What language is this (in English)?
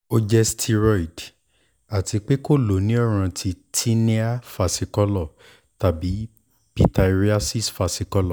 Yoruba